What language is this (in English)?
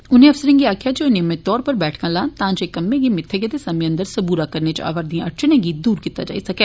Dogri